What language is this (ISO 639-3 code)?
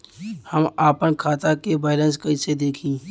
bho